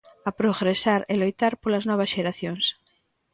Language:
Galician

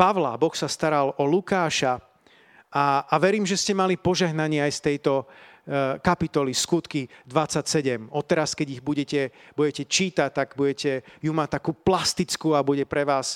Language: Slovak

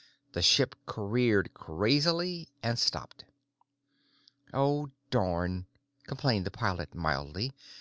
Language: English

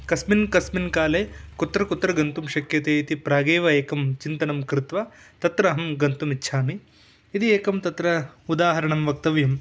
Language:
Sanskrit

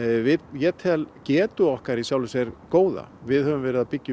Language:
Icelandic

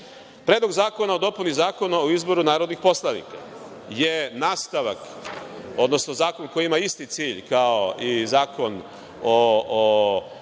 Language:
Serbian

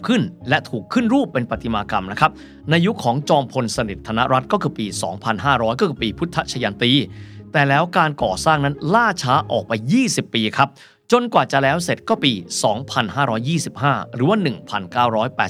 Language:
Thai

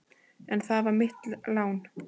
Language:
Icelandic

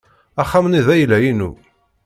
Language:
Kabyle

